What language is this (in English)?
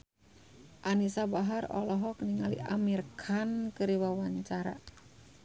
Sundanese